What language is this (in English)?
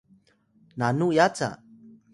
Atayal